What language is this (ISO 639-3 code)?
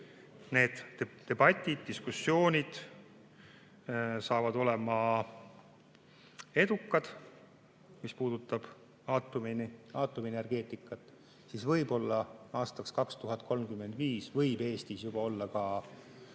est